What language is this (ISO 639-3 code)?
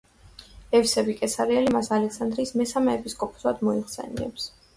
kat